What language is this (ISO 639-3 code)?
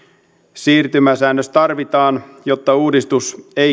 fin